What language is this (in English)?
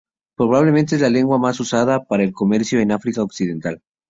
Spanish